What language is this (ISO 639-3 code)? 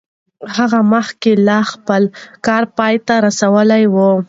pus